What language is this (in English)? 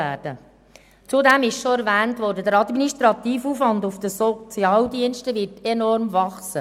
Swiss German